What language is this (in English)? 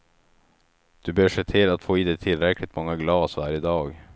Swedish